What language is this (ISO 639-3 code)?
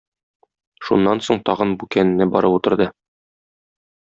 tat